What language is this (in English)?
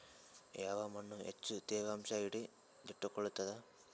Kannada